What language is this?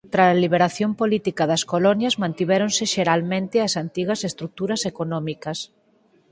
Galician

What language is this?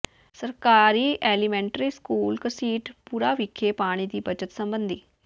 Punjabi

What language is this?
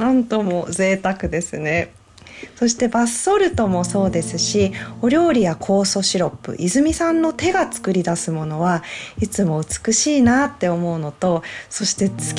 Japanese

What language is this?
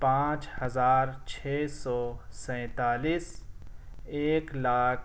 Urdu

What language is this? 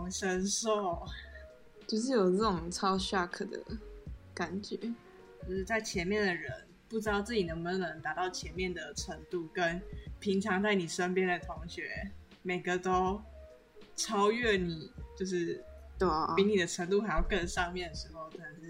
Chinese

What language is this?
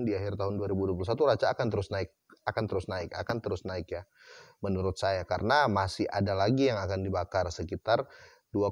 Indonesian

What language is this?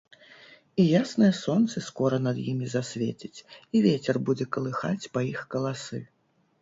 Belarusian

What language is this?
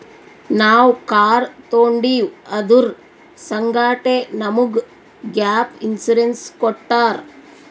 Kannada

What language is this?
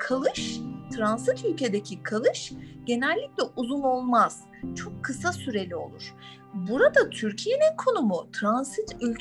Turkish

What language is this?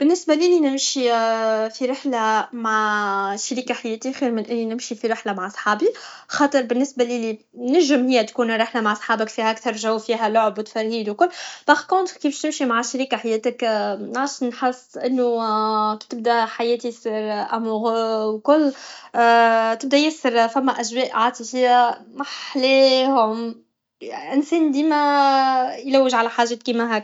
Tunisian Arabic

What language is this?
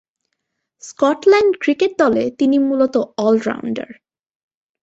Bangla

